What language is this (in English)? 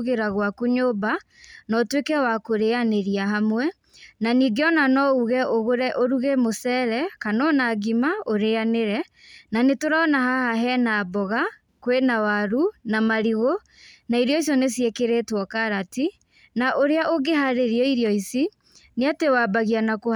Kikuyu